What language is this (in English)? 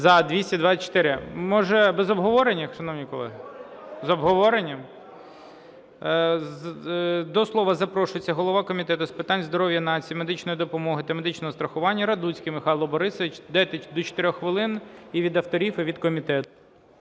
Ukrainian